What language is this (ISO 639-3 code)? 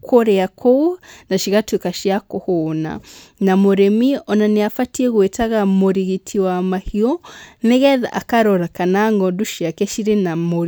kik